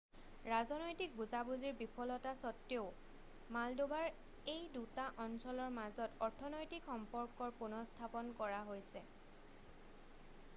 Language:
Assamese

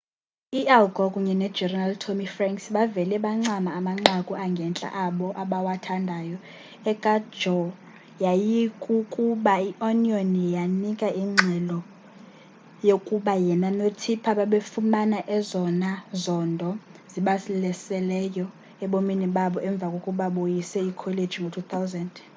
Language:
Xhosa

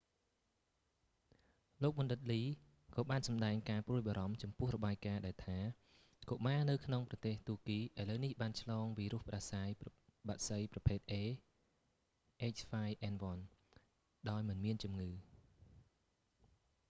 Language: Khmer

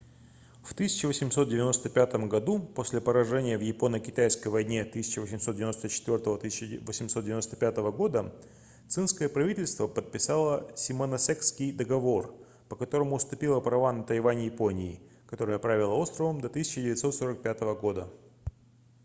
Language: Russian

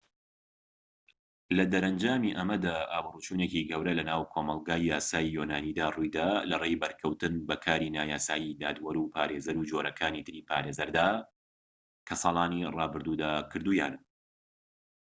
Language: Central Kurdish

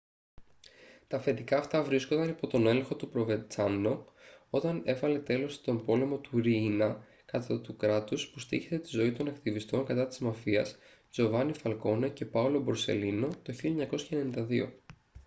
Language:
Greek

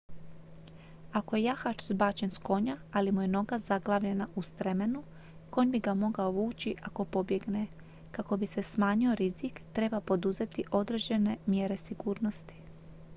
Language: Croatian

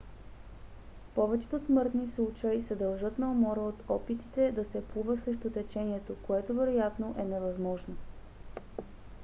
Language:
Bulgarian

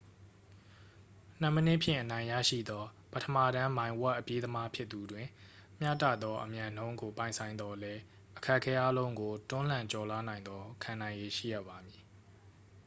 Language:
Burmese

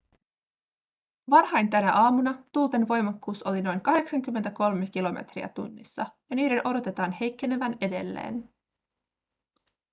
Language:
Finnish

